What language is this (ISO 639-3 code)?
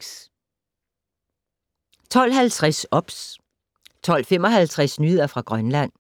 dan